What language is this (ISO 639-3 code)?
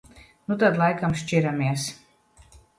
lav